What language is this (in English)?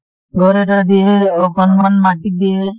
Assamese